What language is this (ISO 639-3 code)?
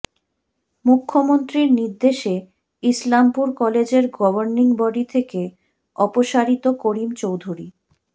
ben